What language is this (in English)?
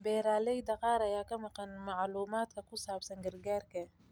Somali